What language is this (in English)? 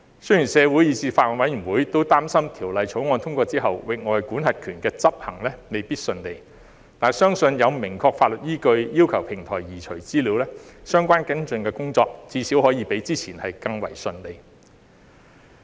Cantonese